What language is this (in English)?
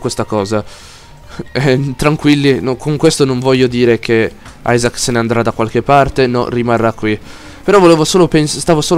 Italian